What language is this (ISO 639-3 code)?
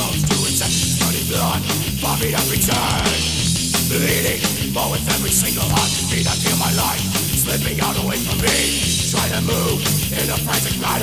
swe